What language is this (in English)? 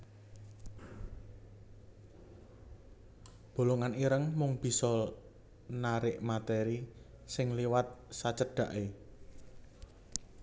Javanese